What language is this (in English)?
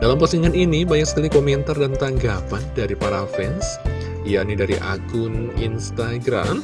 Indonesian